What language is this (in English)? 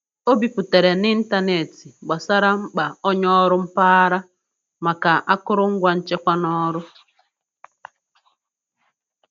Igbo